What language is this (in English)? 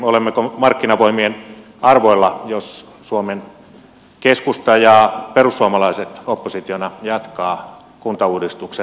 Finnish